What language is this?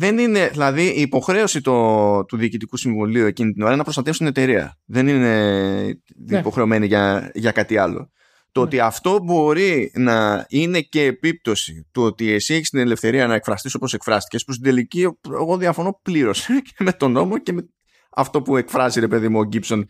Greek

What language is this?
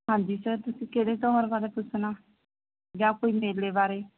Punjabi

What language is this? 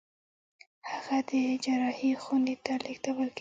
Pashto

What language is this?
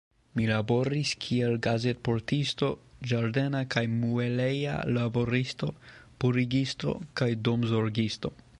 Esperanto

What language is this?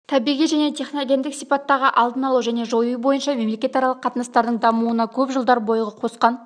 Kazakh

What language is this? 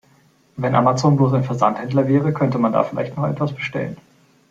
German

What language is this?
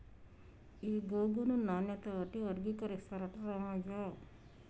Telugu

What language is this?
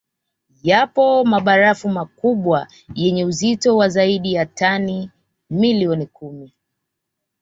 Swahili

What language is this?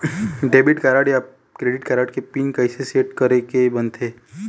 Chhattisgarhi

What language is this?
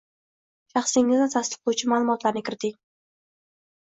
Uzbek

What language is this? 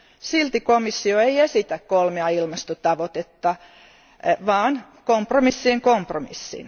Finnish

